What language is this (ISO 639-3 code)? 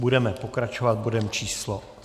ces